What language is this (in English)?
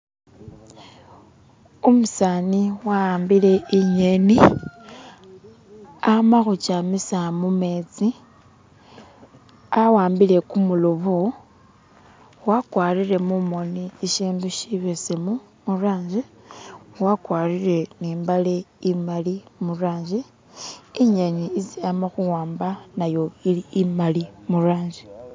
Masaaba